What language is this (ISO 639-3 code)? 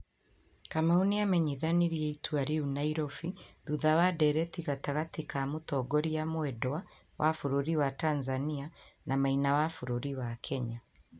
kik